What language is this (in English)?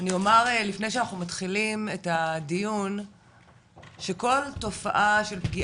Hebrew